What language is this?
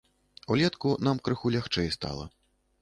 Belarusian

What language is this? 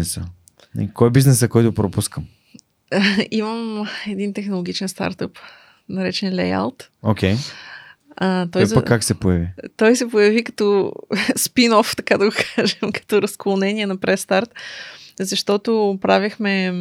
Bulgarian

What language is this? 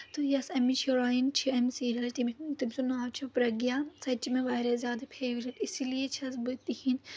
Kashmiri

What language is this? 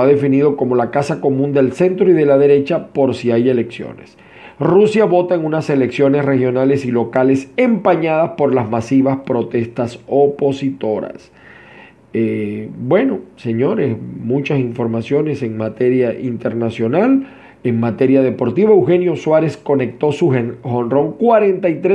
Spanish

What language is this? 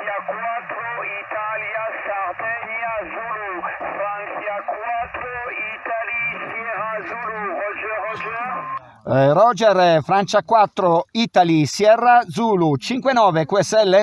Italian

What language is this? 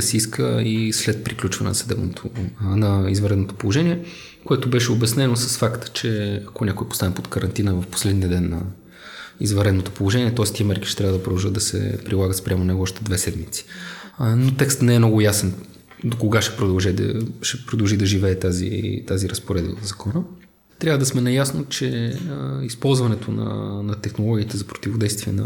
Bulgarian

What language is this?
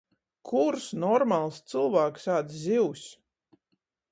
Latgalian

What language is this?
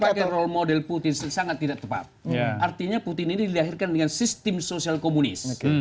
Indonesian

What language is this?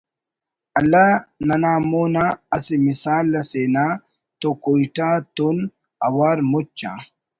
Brahui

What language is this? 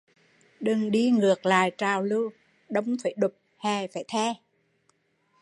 Vietnamese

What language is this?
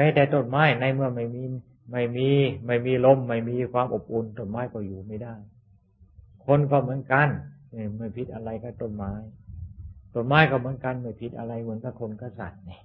Thai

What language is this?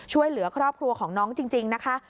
Thai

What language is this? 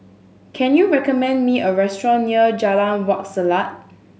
English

